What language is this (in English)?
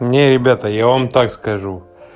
Russian